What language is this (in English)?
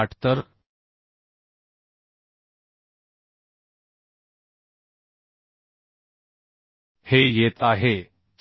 Marathi